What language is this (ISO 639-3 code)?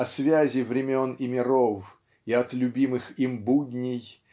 rus